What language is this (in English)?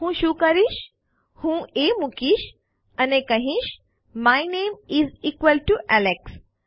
Gujarati